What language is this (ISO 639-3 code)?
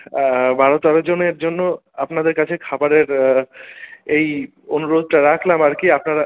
ben